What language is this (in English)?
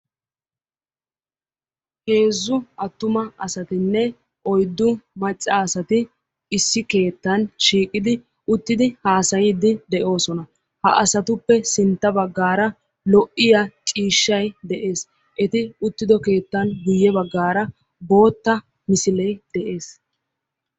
Wolaytta